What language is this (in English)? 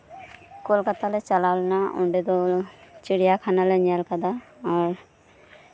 Santali